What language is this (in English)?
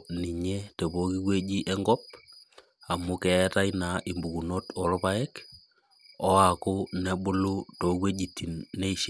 Masai